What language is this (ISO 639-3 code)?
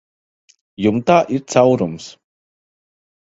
lav